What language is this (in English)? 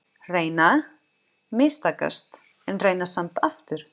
Icelandic